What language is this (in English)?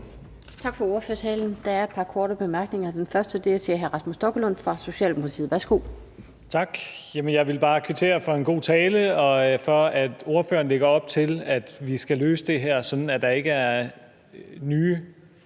Danish